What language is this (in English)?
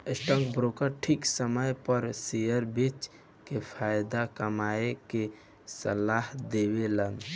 Bhojpuri